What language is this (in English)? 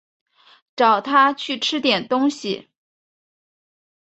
Chinese